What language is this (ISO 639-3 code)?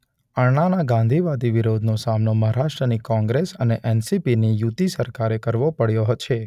guj